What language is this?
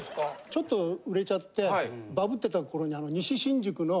Japanese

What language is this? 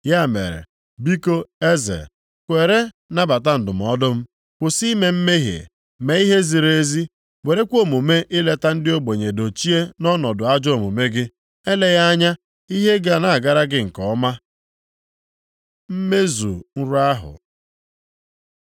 Igbo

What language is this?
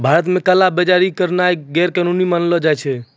Maithili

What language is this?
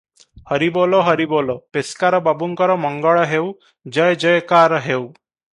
Odia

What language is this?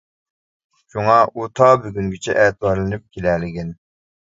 Uyghur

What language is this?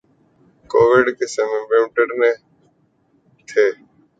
Urdu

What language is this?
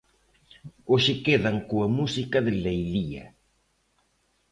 Galician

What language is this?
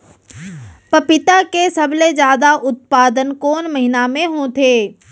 Chhattisgarhi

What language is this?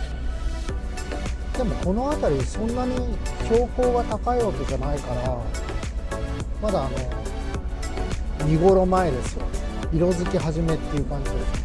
Japanese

